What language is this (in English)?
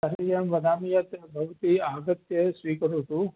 Sanskrit